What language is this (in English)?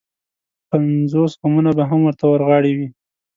Pashto